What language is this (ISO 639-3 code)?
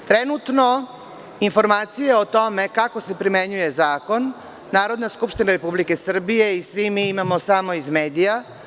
srp